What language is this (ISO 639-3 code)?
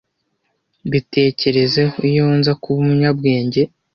kin